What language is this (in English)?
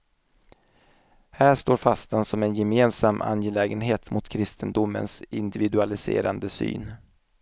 Swedish